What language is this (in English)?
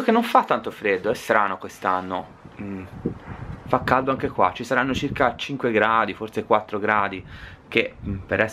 Italian